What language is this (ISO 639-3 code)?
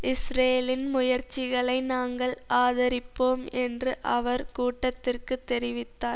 tam